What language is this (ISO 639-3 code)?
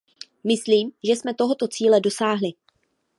ces